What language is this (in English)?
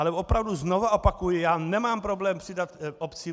Czech